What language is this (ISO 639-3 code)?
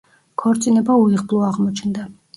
kat